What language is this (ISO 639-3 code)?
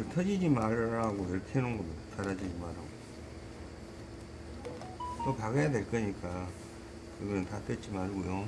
kor